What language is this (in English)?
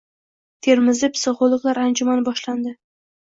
Uzbek